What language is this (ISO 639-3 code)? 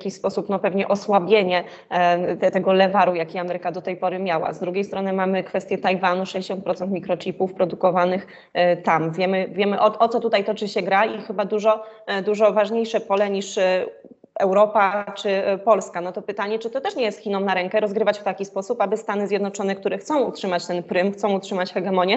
pol